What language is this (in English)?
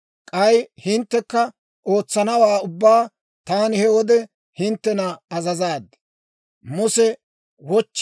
Dawro